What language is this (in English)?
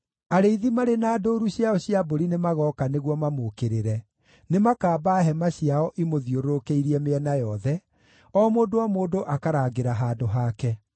Kikuyu